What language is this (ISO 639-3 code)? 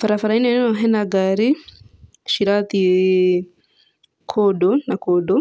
kik